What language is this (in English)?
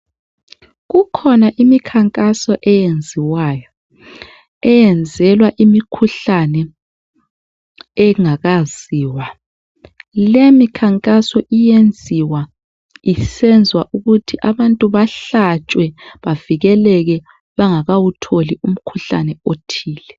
North Ndebele